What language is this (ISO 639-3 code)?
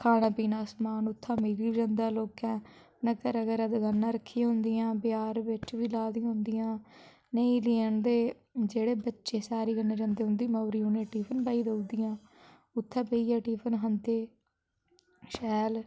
doi